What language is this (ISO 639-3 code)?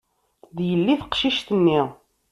kab